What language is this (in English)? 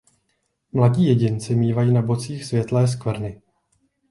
Czech